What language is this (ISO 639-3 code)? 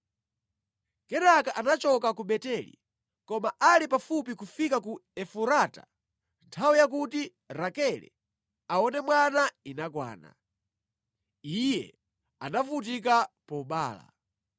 nya